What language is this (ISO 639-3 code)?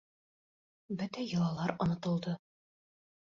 bak